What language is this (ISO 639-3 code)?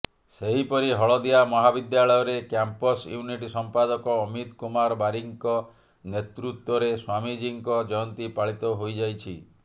ori